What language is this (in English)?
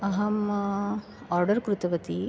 Sanskrit